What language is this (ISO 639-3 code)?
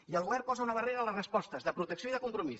cat